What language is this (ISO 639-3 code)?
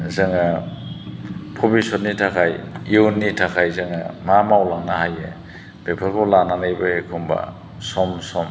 brx